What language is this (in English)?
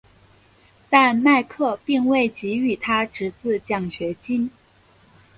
Chinese